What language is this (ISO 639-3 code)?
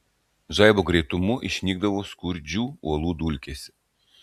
lit